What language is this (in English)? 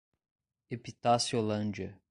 Portuguese